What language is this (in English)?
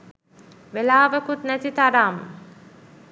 Sinhala